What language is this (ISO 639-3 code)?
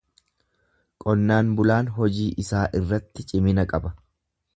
orm